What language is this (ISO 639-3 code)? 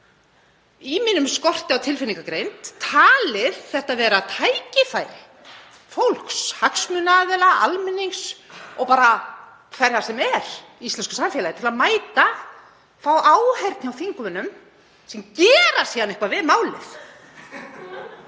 isl